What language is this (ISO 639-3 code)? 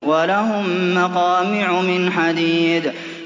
ara